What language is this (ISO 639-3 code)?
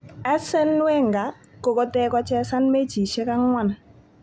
kln